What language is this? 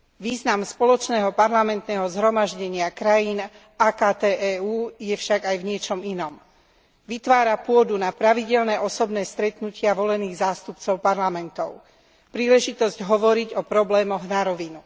Slovak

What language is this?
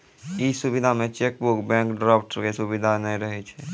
Maithili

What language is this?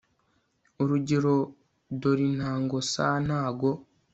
Kinyarwanda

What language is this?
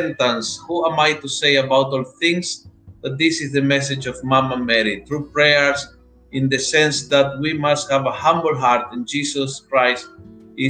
Filipino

